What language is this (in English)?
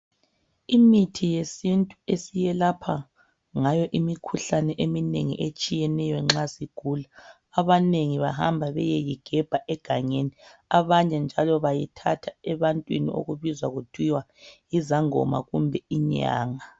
North Ndebele